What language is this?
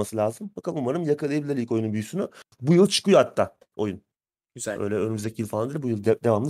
Turkish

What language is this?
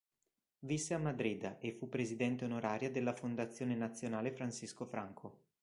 Italian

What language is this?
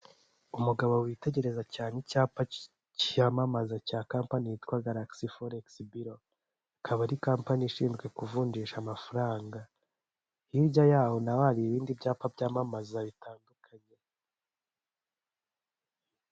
Kinyarwanda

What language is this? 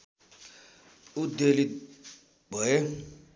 Nepali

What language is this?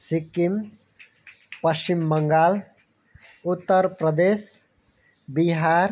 Nepali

